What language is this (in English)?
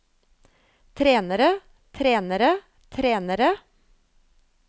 Norwegian